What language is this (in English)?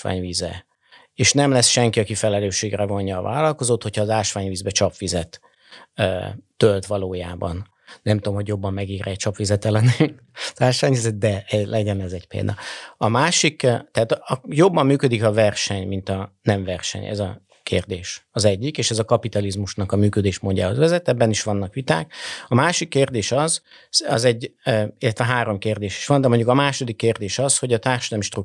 Hungarian